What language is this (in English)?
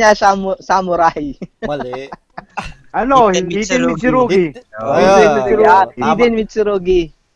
Filipino